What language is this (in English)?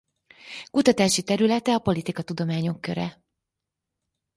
Hungarian